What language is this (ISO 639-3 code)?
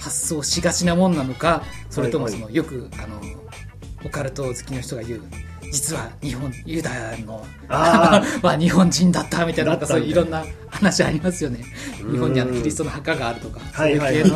jpn